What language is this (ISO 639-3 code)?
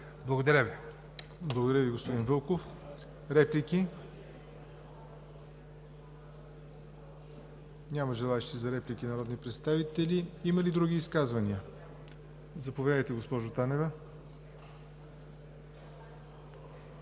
bul